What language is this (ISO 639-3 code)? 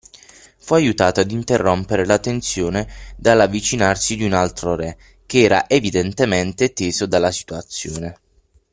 ita